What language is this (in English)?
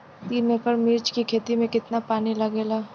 Bhojpuri